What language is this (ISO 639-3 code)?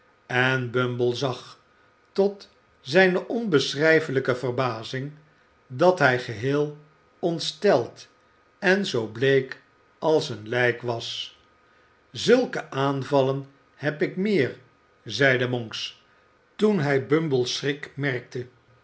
nld